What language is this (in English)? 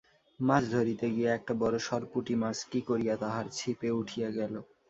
Bangla